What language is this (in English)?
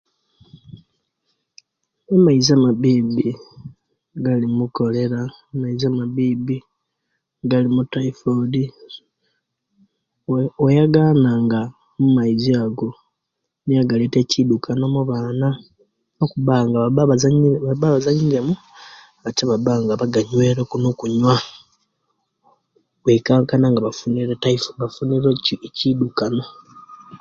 Kenyi